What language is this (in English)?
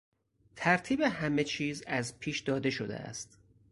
Persian